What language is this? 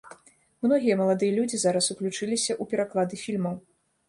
Belarusian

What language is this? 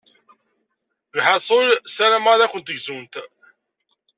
Kabyle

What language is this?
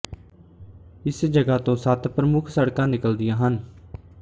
Punjabi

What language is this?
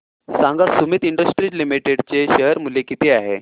Marathi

